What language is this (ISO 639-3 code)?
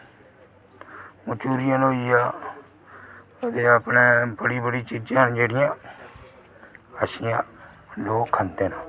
doi